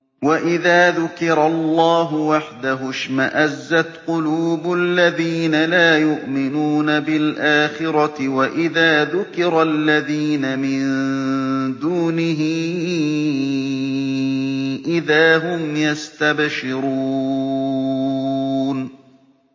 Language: Arabic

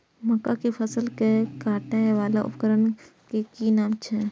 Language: Maithili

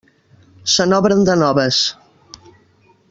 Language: Catalan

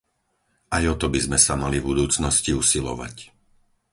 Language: Slovak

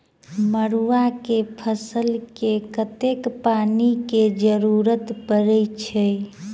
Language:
Maithili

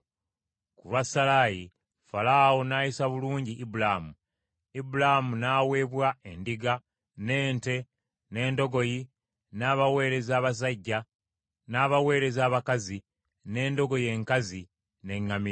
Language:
Ganda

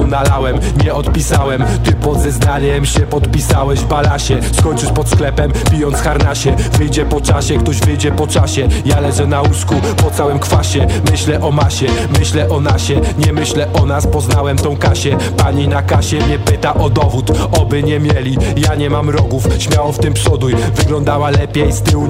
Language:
Polish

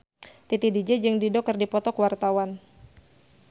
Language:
Sundanese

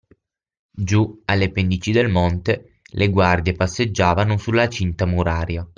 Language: Italian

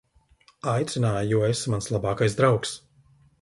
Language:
Latvian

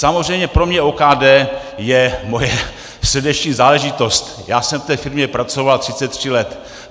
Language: Czech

